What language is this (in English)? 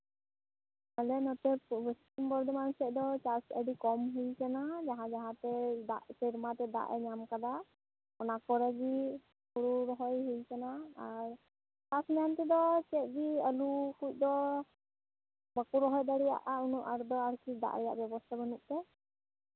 Santali